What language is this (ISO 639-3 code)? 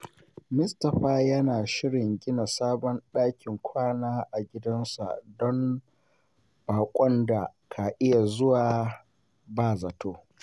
hau